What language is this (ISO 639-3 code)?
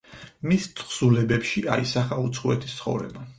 kat